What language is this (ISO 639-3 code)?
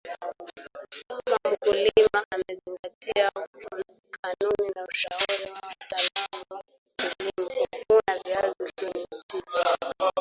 swa